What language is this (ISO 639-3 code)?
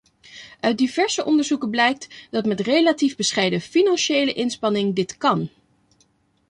nld